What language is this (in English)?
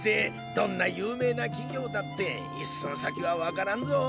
Japanese